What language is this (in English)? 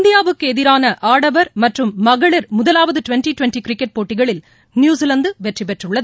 Tamil